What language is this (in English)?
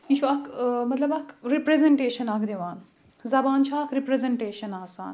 Kashmiri